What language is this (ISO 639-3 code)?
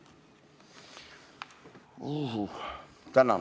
est